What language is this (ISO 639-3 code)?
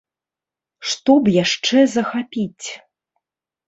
bel